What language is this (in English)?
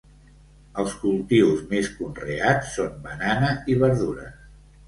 Catalan